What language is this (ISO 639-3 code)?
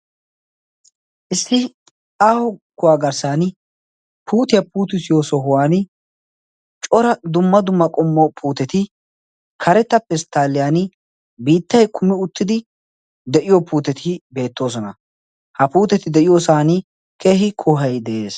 wal